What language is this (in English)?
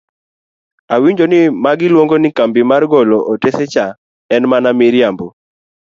Luo (Kenya and Tanzania)